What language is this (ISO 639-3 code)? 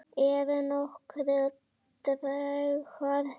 isl